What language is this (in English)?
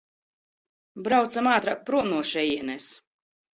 Latvian